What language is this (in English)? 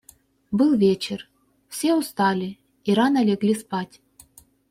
Russian